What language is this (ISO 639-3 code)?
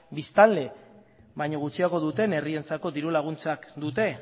eus